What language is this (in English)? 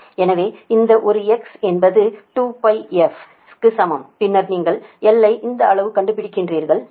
Tamil